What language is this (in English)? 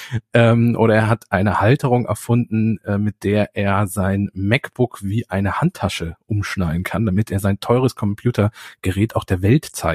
German